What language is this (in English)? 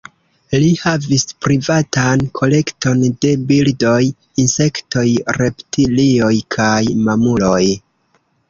Esperanto